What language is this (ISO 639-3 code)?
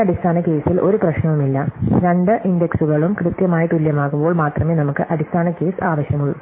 mal